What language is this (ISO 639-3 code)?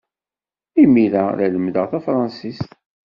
kab